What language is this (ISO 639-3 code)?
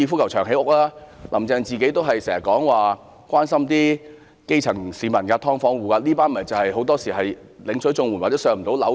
yue